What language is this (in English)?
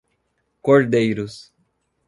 Portuguese